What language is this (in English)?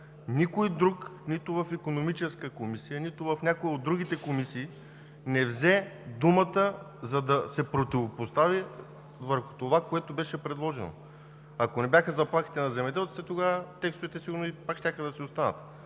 Bulgarian